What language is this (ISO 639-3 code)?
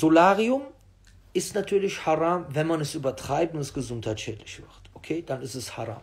deu